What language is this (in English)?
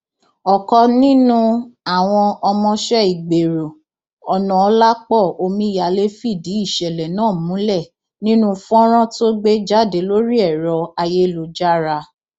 Yoruba